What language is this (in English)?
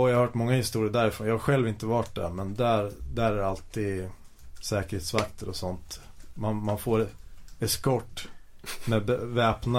Swedish